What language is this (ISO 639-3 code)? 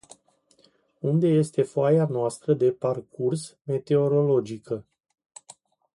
ron